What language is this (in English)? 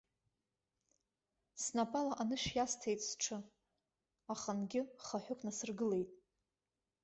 Abkhazian